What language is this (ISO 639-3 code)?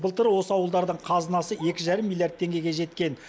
kaz